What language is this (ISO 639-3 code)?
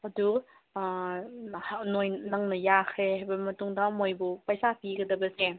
mni